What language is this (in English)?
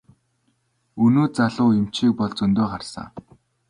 Mongolian